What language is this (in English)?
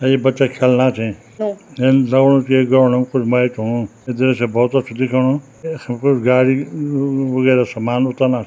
Garhwali